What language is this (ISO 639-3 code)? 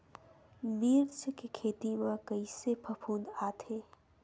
hne